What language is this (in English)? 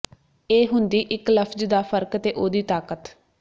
Punjabi